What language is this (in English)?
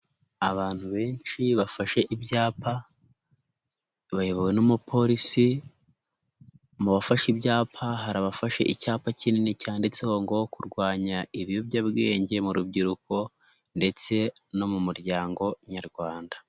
Kinyarwanda